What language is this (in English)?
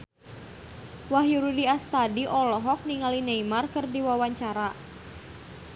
Sundanese